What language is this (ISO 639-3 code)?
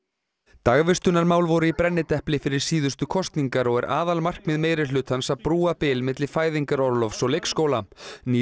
isl